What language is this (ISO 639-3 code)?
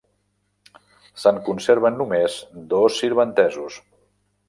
cat